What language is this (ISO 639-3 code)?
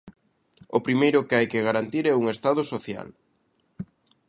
glg